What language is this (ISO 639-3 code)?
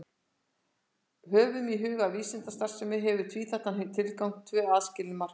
isl